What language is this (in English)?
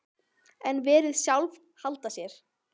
Icelandic